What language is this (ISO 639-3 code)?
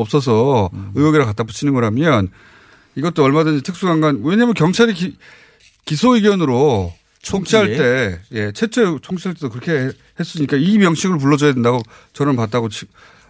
kor